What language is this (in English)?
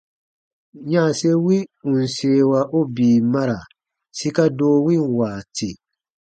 Baatonum